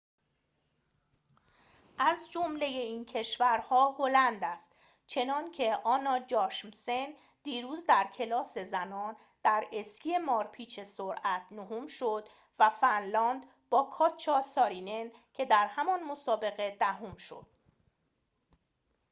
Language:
Persian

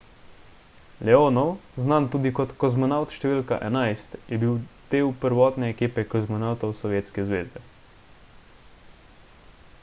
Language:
Slovenian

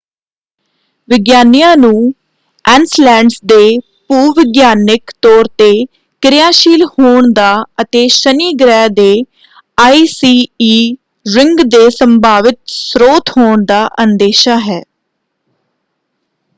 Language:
Punjabi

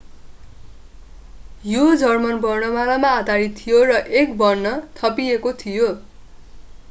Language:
Nepali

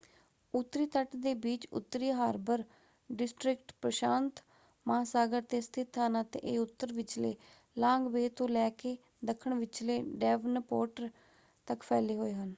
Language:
Punjabi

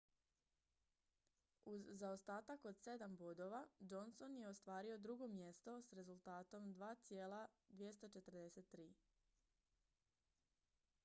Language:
Croatian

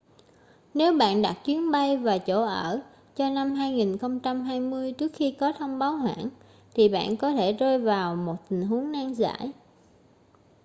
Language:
Vietnamese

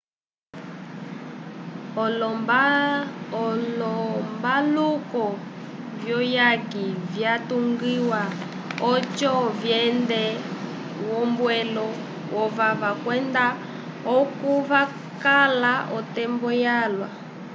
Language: Umbundu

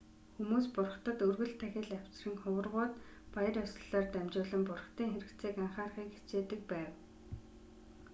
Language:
Mongolian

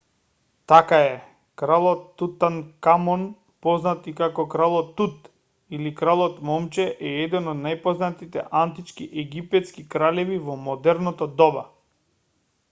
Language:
Macedonian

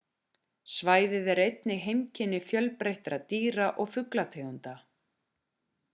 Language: Icelandic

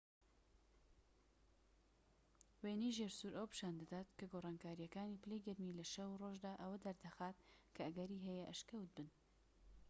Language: Central Kurdish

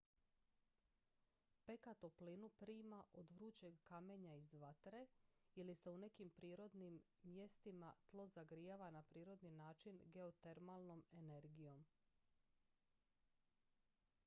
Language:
Croatian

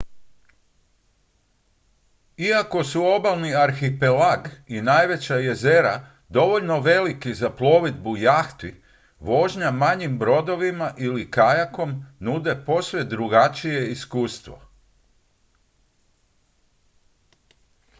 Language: Croatian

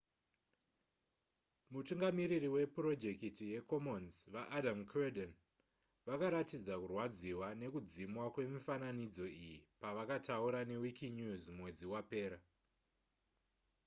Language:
Shona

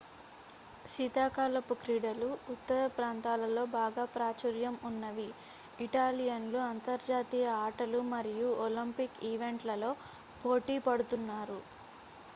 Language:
Telugu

